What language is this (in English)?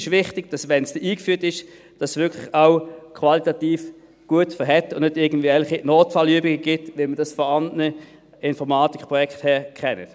Swiss German